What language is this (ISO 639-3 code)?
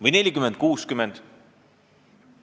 est